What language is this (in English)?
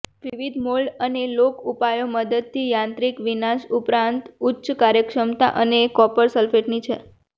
Gujarati